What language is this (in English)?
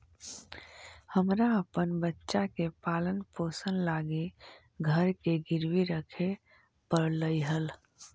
Magahi